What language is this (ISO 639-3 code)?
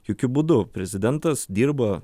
lit